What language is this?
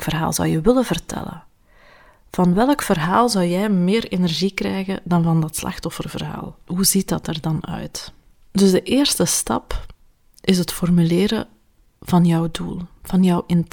Dutch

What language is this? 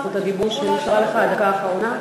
Hebrew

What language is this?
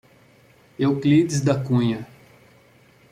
Portuguese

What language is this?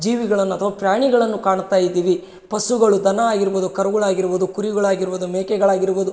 Kannada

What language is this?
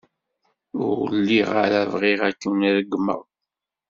Kabyle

